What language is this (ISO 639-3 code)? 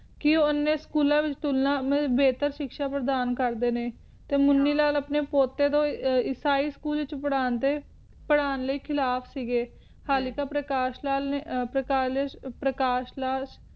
pan